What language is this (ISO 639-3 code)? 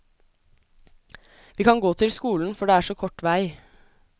nor